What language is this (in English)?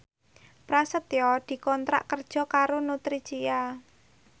Javanese